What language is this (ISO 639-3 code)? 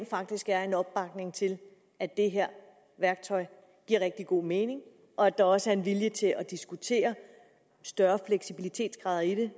dan